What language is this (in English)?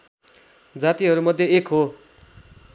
Nepali